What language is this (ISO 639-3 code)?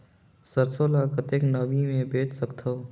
hne